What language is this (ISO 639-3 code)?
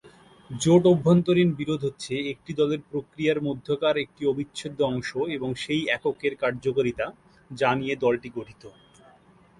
ben